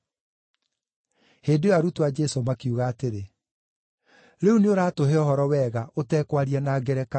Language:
Kikuyu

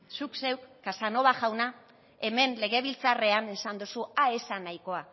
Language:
Basque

